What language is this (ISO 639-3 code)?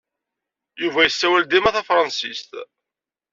kab